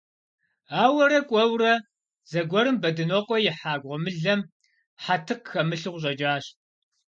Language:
Kabardian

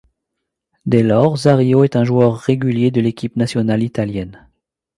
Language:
French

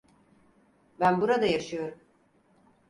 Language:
Turkish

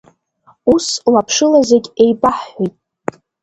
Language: Abkhazian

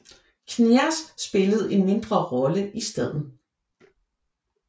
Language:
Danish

